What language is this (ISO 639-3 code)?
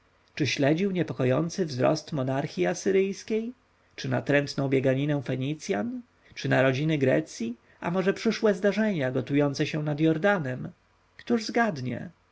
pol